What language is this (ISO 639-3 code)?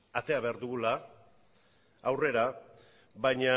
eus